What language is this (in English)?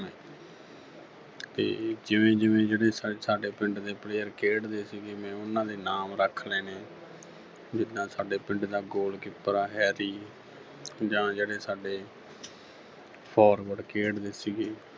Punjabi